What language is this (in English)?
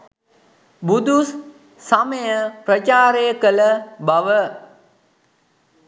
Sinhala